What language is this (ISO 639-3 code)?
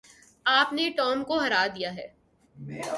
urd